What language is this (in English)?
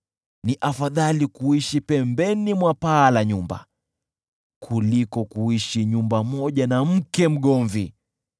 Swahili